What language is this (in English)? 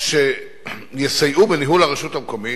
Hebrew